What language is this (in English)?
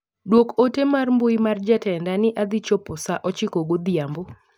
Luo (Kenya and Tanzania)